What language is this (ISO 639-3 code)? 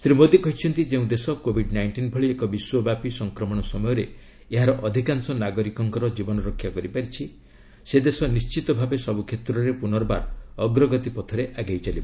ori